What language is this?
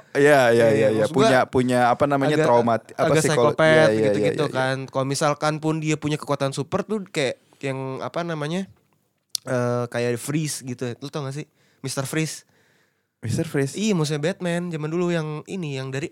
Indonesian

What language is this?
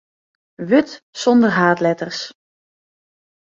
Western Frisian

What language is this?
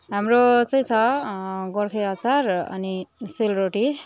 Nepali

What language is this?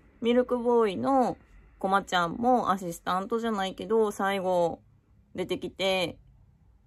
Japanese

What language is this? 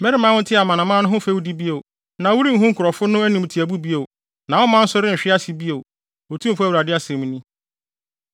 Akan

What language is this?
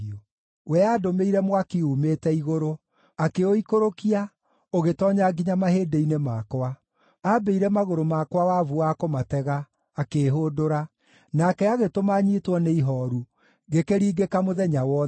Kikuyu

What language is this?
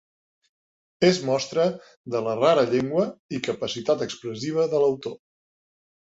Catalan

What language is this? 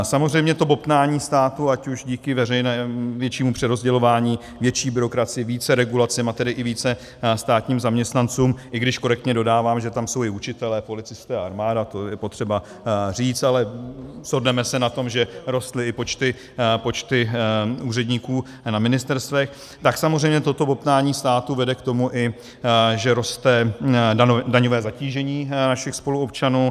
Czech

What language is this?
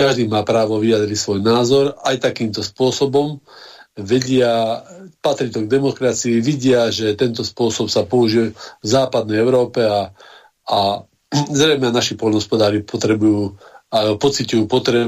Slovak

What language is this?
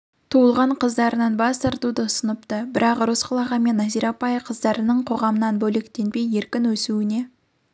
Kazakh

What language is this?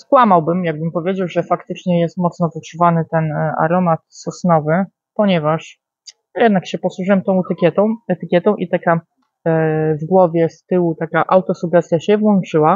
Polish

